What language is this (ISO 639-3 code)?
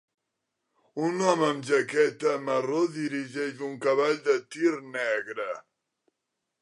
cat